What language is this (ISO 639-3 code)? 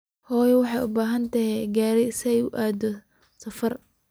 som